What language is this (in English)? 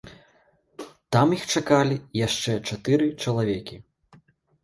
Belarusian